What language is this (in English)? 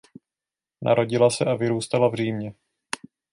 Czech